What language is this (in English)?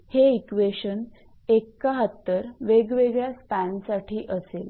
Marathi